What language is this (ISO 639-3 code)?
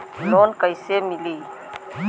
bho